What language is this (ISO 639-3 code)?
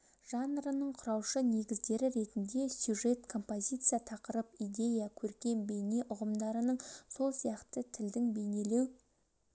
kaz